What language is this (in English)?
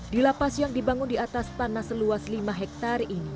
Indonesian